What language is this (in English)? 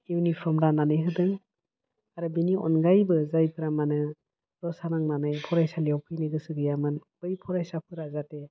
Bodo